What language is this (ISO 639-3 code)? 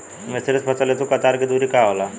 bho